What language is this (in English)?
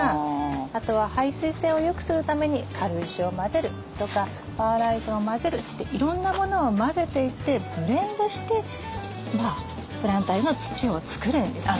Japanese